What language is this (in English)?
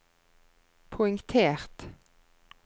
Norwegian